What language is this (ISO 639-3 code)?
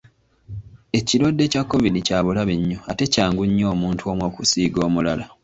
lug